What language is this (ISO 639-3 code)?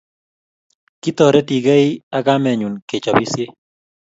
kln